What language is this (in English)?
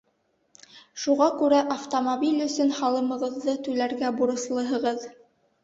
Bashkir